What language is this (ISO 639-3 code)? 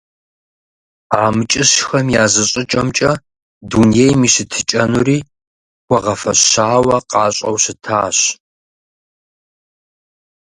kbd